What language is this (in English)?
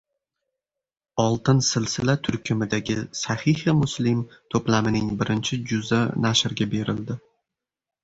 Uzbek